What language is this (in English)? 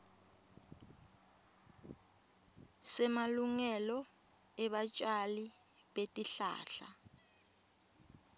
Swati